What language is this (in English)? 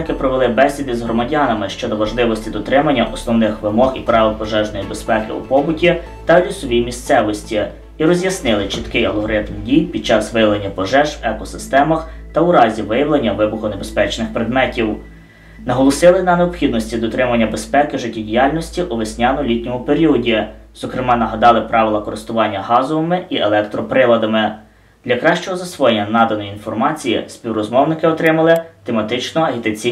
Ukrainian